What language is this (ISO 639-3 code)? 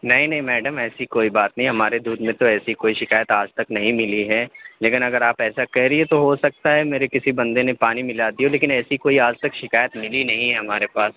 urd